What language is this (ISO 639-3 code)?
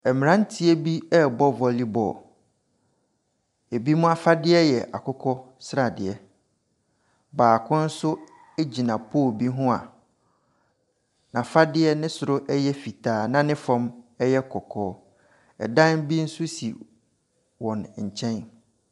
aka